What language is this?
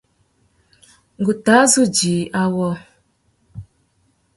Tuki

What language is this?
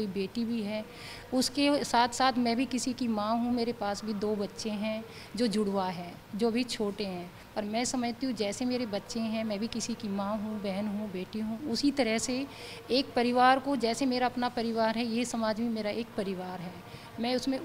Hindi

